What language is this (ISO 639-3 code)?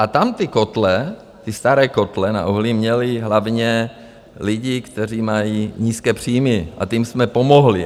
ces